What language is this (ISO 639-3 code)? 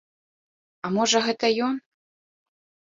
bel